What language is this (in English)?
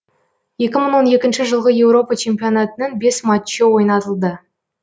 Kazakh